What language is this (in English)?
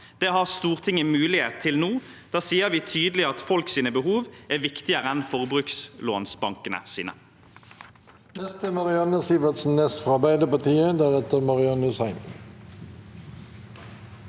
Norwegian